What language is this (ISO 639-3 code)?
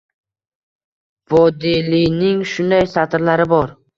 uzb